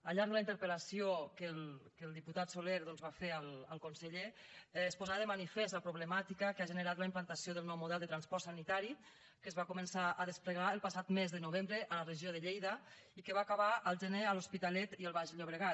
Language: Catalan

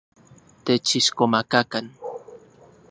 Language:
Central Puebla Nahuatl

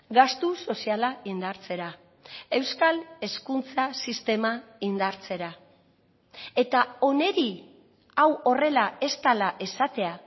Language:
Basque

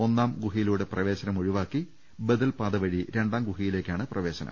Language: Malayalam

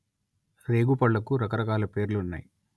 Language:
Telugu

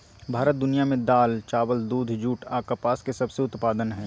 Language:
Magahi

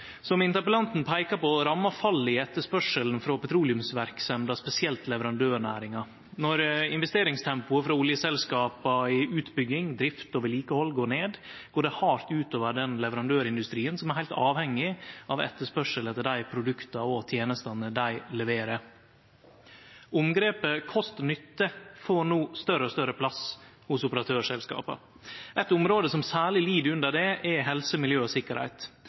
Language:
Norwegian Nynorsk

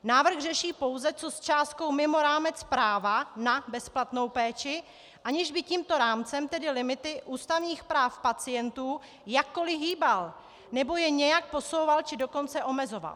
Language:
Czech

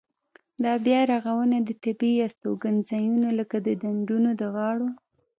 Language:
Pashto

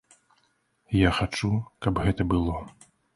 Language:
Belarusian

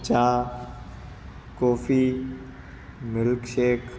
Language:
Gujarati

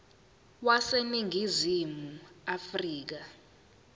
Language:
Zulu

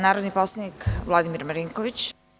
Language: Serbian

